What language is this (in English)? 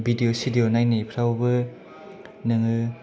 Bodo